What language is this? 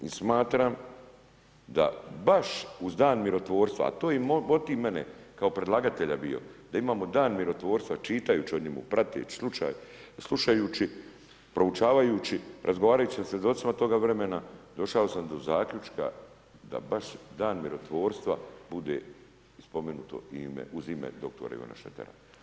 Croatian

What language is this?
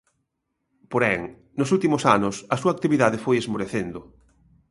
Galician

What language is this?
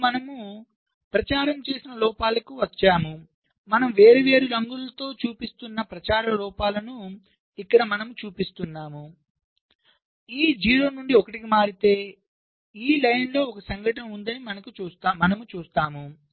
Telugu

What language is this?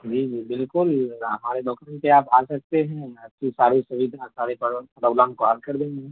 Urdu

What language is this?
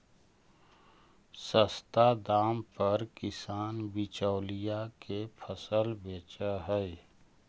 Magahi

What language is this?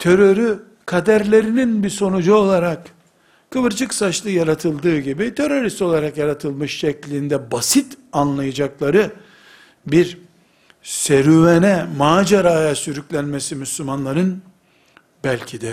Turkish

